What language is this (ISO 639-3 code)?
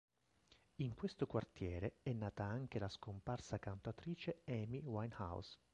ita